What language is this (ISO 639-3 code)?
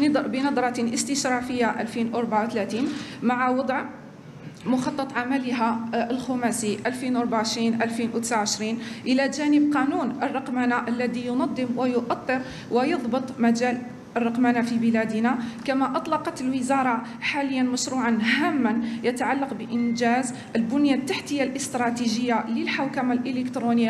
ara